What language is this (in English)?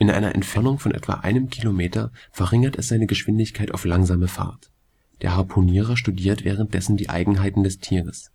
German